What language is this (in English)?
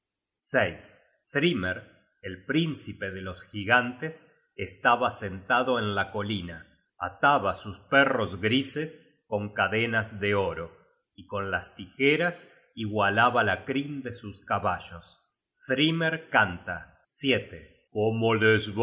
Spanish